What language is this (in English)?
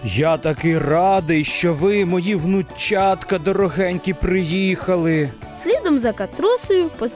Ukrainian